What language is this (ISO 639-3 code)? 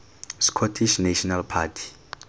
tsn